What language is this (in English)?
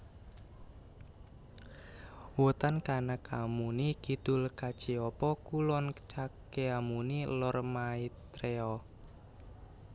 Javanese